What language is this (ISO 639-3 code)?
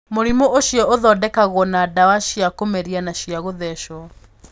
kik